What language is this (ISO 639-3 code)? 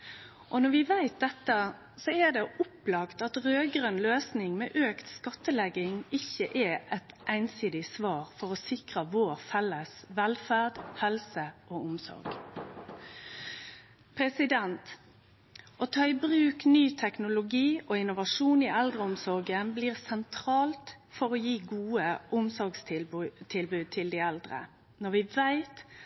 nno